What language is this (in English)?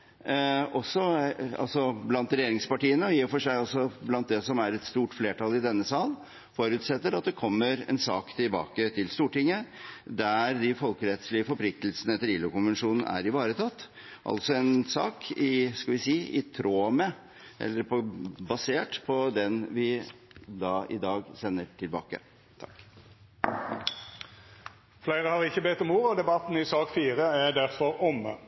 Norwegian